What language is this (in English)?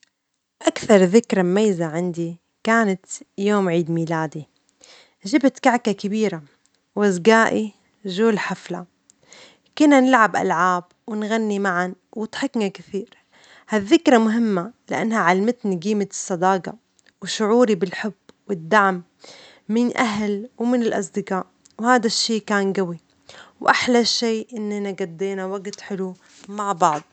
Omani Arabic